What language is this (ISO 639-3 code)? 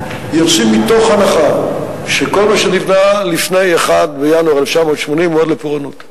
heb